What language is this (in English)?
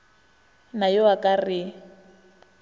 Northern Sotho